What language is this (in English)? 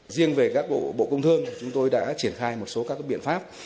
Vietnamese